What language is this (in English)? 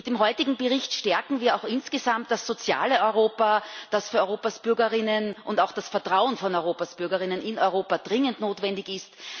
German